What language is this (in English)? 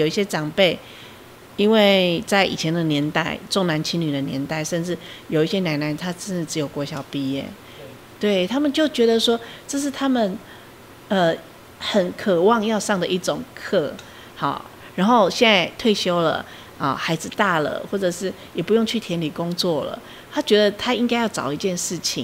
Chinese